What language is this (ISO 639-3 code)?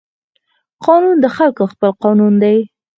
pus